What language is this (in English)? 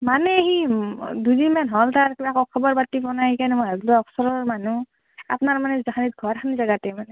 Assamese